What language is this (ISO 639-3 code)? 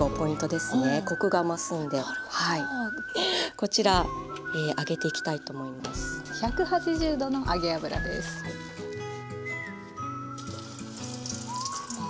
jpn